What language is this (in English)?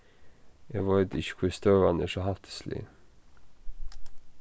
Faroese